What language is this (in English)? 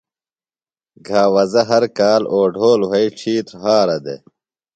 Phalura